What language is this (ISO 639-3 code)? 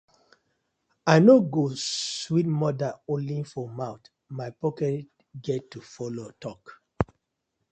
pcm